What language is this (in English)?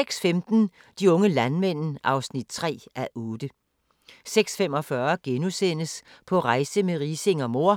Danish